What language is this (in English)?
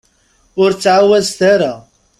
Kabyle